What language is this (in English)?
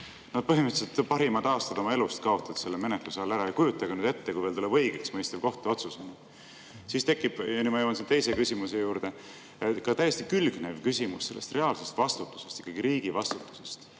Estonian